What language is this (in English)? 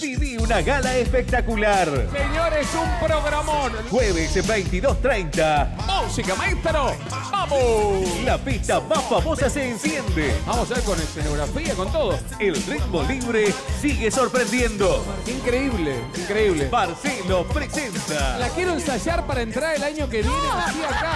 Spanish